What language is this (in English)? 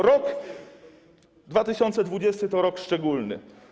Polish